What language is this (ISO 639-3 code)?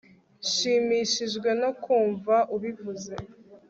kin